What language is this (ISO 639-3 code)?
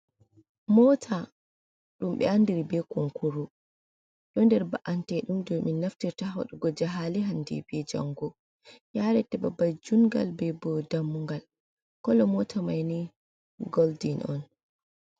ful